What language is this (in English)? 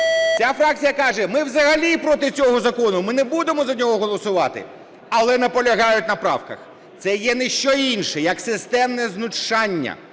Ukrainian